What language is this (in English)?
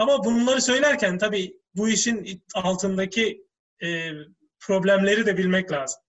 Turkish